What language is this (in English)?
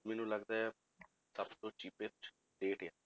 Punjabi